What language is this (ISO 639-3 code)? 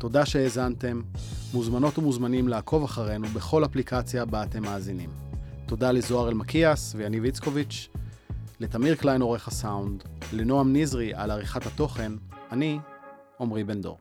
heb